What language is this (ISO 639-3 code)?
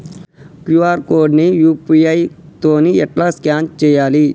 tel